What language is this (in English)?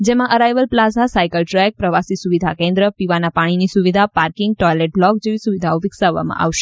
Gujarati